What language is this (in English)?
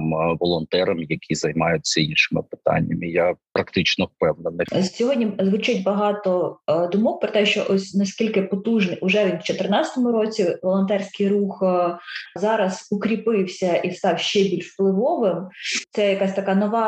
Ukrainian